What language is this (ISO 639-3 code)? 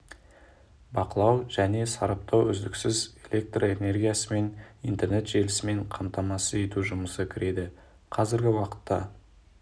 kaz